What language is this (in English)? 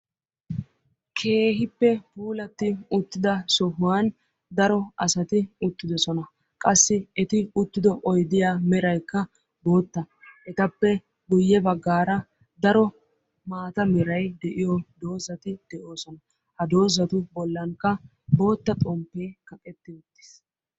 Wolaytta